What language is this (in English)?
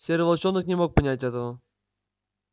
Russian